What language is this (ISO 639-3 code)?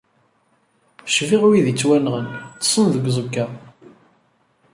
kab